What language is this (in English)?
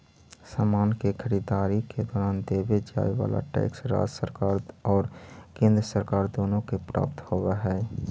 Magahi